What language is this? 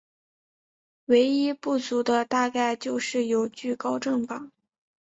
Chinese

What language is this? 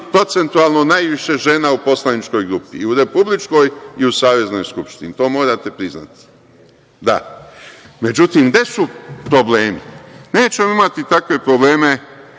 Serbian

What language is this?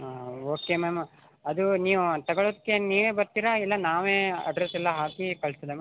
Kannada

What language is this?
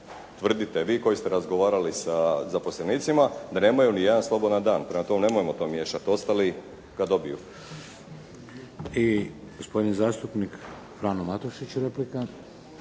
Croatian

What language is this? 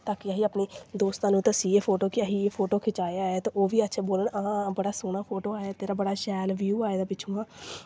Dogri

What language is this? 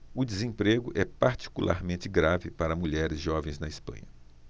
Portuguese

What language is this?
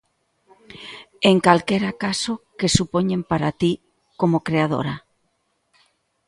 Galician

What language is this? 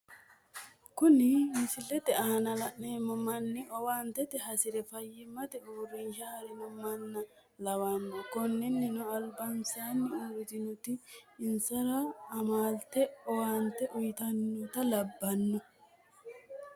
Sidamo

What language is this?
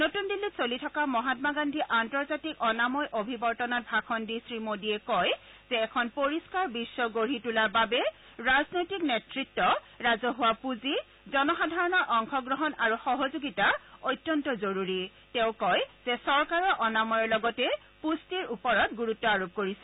Assamese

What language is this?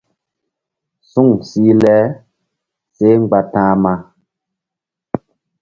Mbum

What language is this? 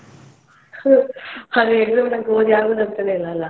Kannada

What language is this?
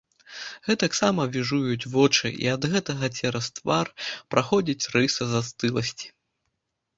Belarusian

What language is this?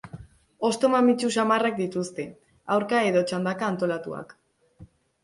Basque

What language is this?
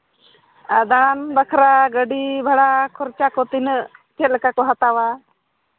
Santali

